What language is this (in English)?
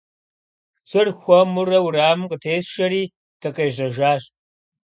Kabardian